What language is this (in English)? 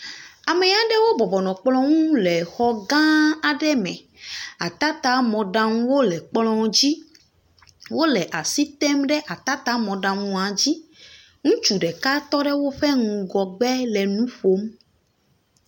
Ewe